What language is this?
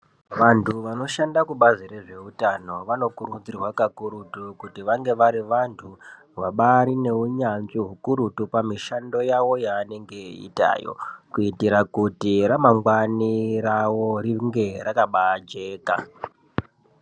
Ndau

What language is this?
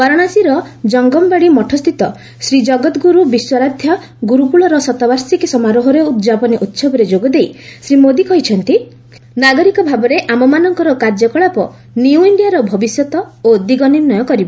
Odia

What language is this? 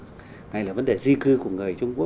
Vietnamese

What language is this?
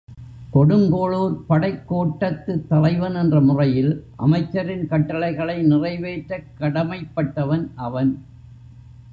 Tamil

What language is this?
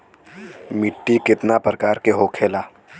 Bhojpuri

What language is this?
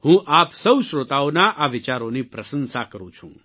Gujarati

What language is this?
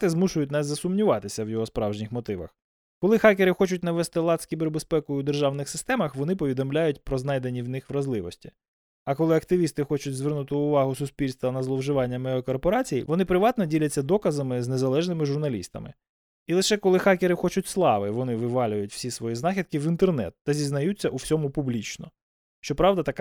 Ukrainian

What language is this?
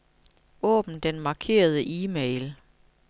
Danish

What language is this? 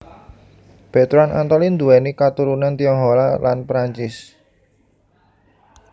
Javanese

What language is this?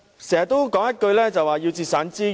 Cantonese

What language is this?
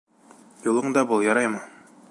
Bashkir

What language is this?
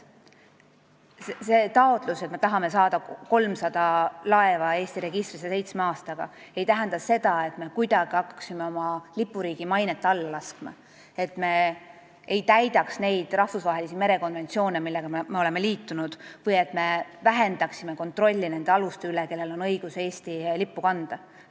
Estonian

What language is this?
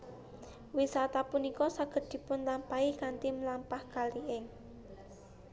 Javanese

